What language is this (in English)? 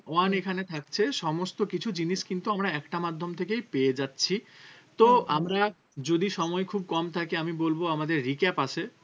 Bangla